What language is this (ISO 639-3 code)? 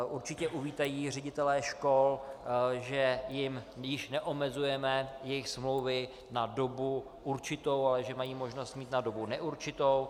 ces